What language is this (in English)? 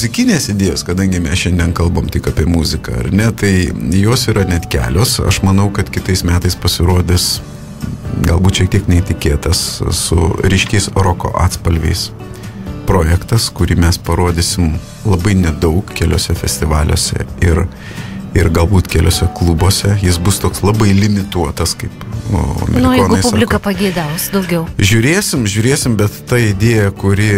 Lithuanian